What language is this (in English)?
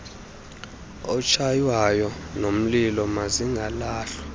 Xhosa